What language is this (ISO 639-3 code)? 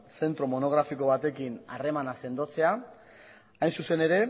eus